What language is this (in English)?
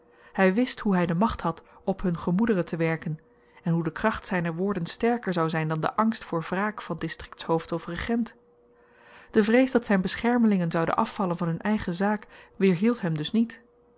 Dutch